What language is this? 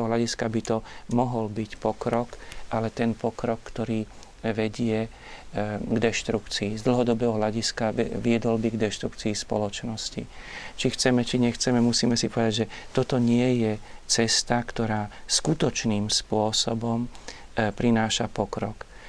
Slovak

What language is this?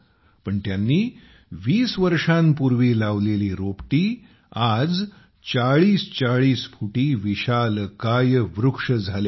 Marathi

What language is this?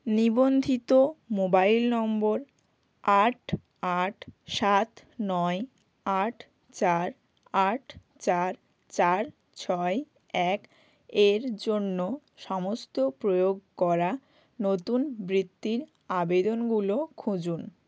Bangla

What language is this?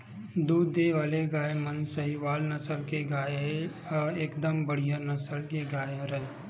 Chhattisgarhi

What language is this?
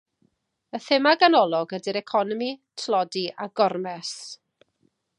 Welsh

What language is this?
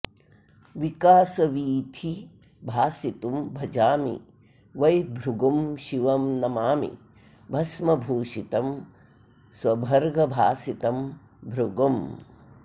Sanskrit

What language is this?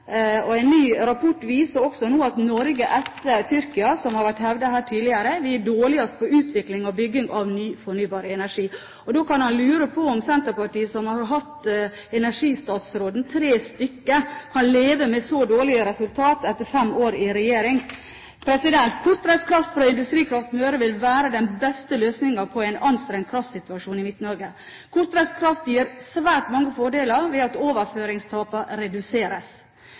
Norwegian Bokmål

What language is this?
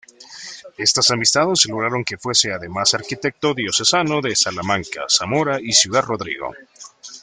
Spanish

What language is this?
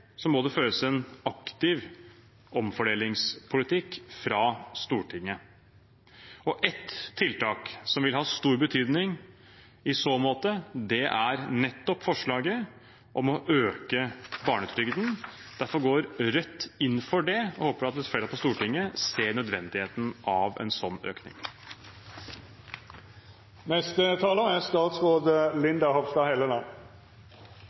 Norwegian Bokmål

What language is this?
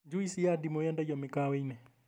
Kikuyu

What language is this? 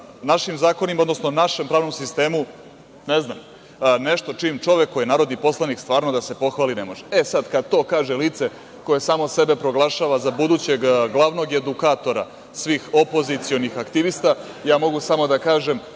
Serbian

